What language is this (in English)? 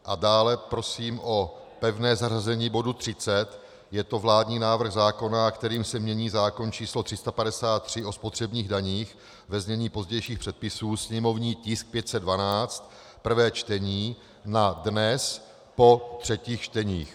Czech